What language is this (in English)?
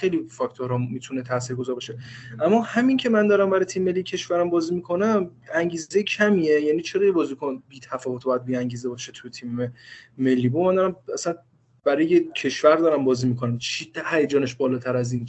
Persian